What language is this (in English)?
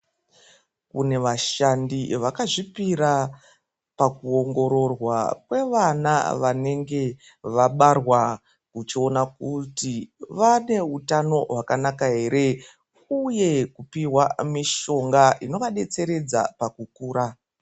Ndau